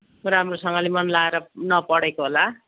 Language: Nepali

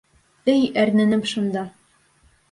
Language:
Bashkir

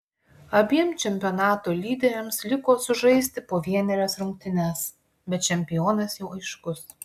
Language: Lithuanian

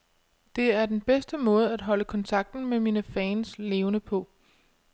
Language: Danish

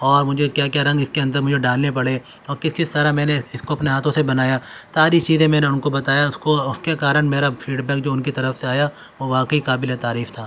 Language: Urdu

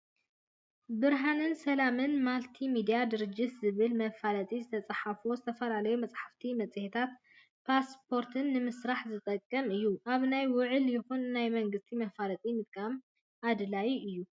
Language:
Tigrinya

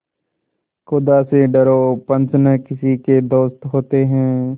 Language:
Hindi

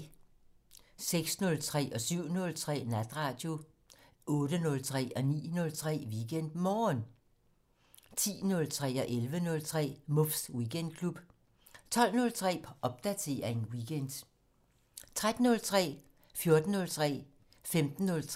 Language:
Danish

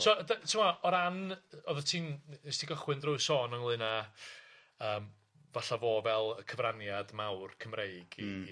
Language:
Welsh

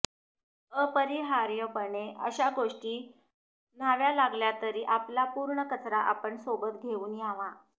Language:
Marathi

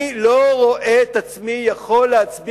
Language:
Hebrew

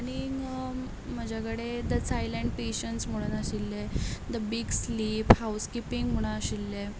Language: Konkani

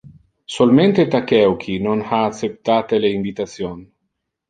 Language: Interlingua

